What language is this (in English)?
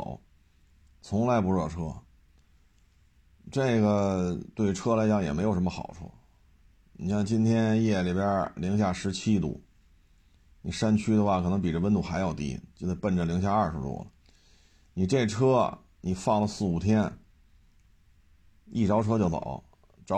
Chinese